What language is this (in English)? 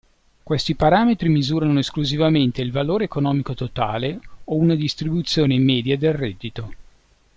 Italian